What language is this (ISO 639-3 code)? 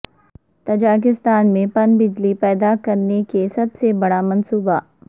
urd